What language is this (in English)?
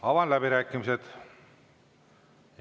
Estonian